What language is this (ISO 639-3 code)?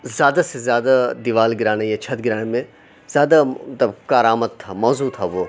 urd